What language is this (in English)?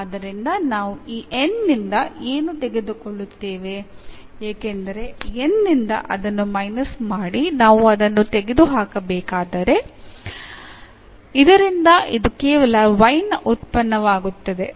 Kannada